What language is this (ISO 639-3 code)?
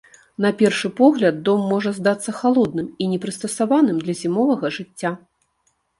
bel